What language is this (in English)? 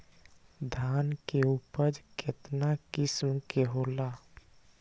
Magahi